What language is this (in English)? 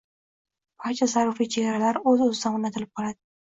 Uzbek